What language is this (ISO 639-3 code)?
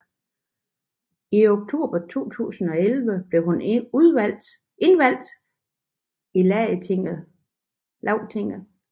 dan